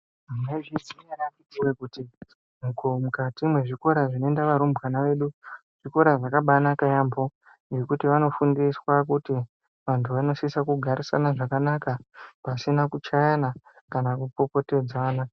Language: Ndau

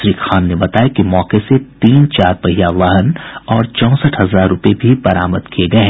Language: Hindi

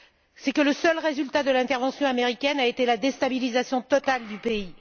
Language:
French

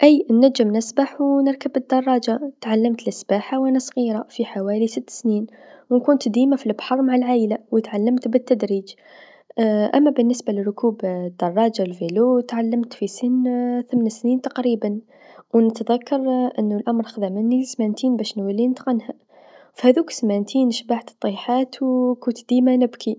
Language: Tunisian Arabic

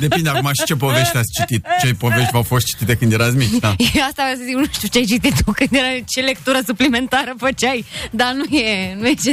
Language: Romanian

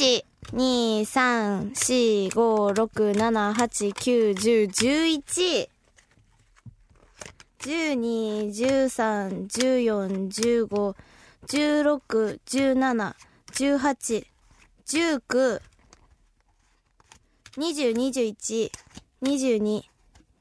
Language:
Japanese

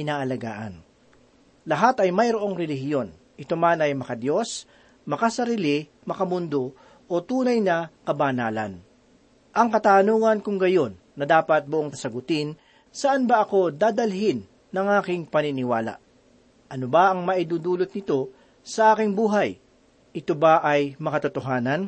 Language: Filipino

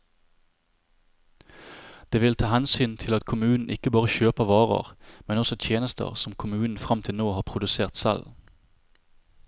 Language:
Norwegian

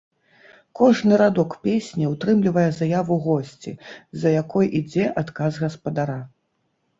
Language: Belarusian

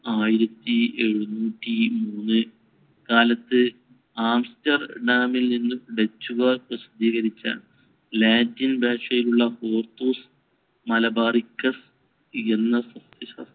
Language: Malayalam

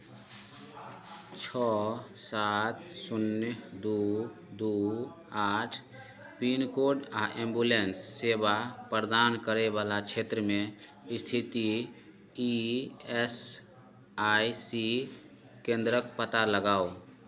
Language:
Maithili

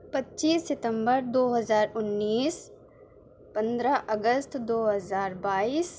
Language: Urdu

